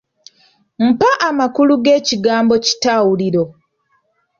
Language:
Ganda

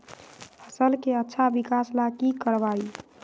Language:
Magahi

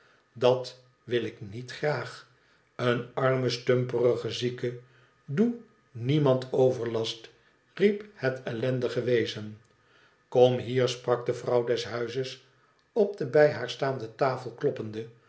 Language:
Dutch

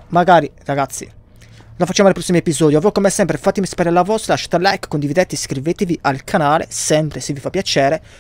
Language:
Italian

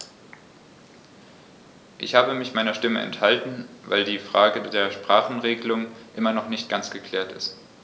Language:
German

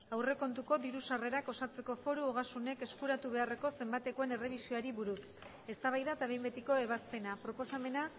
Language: Basque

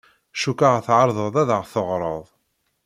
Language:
Kabyle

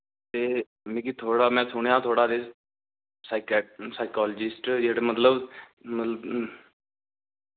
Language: Dogri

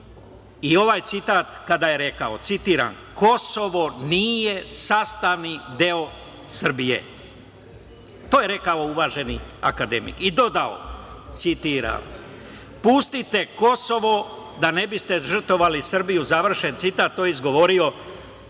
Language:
Serbian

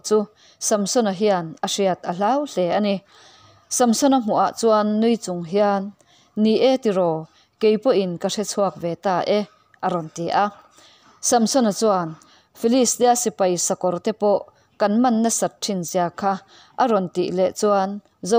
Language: Vietnamese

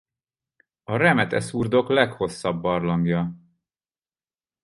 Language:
Hungarian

